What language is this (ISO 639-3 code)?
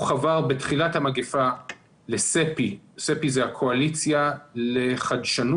heb